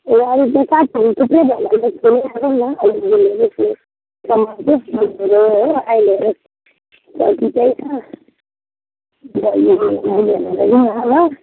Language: Nepali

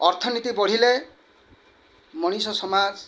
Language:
Odia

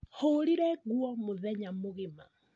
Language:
Kikuyu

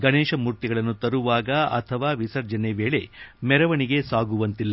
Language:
Kannada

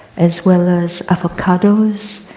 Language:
English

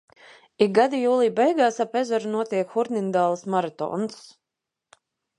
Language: Latvian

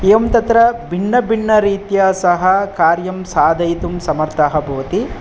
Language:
Sanskrit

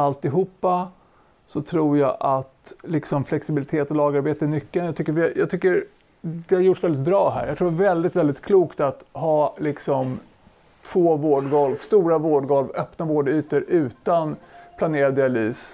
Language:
Swedish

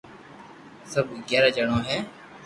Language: Loarki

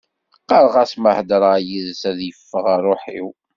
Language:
Kabyle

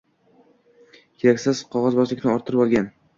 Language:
Uzbek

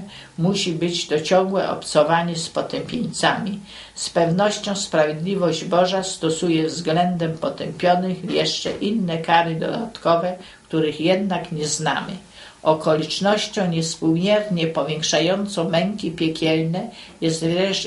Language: Polish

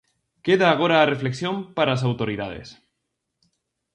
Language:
Galician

